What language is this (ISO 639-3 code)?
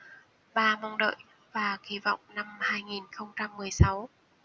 vie